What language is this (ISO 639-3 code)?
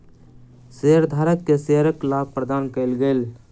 mai